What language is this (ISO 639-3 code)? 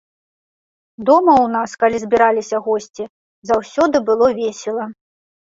bel